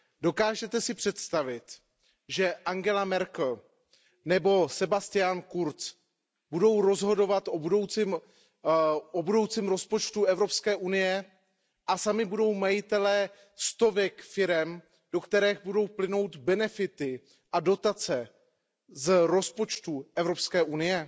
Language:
Czech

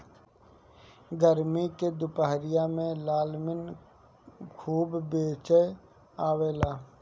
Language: Bhojpuri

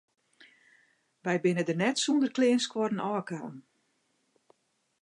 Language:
Western Frisian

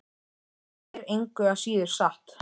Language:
Icelandic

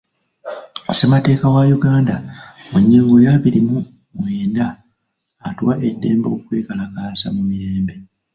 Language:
Ganda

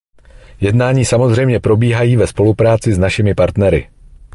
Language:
Czech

